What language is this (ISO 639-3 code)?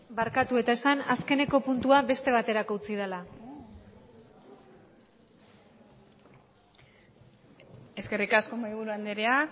eus